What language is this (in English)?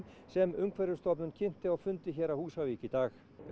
Icelandic